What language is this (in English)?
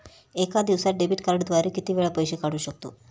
Marathi